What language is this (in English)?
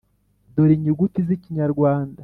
Kinyarwanda